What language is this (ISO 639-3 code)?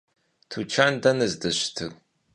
kbd